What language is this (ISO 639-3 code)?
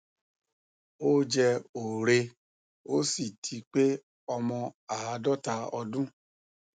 yor